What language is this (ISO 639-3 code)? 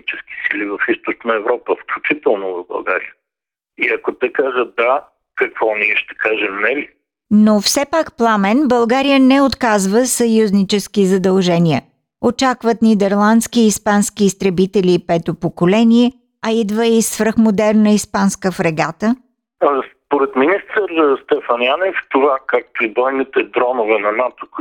bul